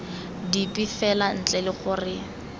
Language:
Tswana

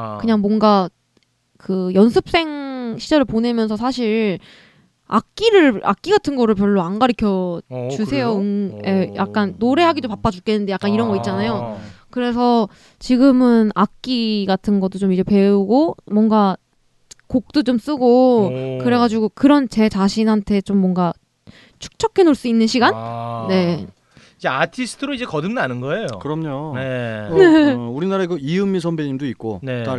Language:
Korean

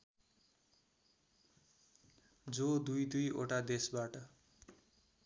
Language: Nepali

